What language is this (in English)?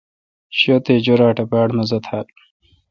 Kalkoti